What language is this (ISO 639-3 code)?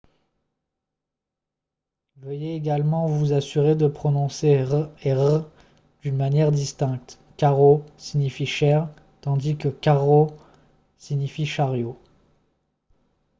fra